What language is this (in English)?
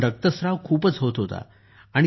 Marathi